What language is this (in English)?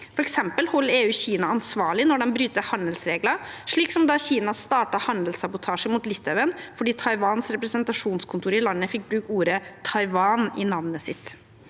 Norwegian